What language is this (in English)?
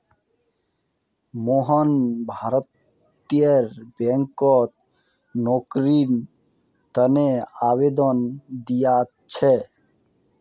Magahi